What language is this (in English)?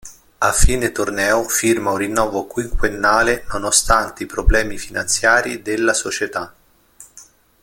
Italian